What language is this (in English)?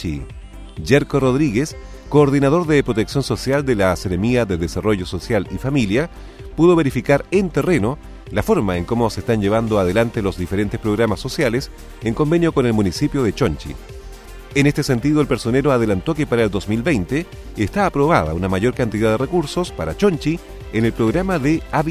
Spanish